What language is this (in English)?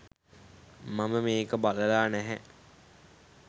Sinhala